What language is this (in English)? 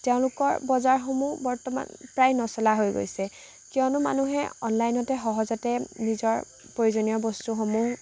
Assamese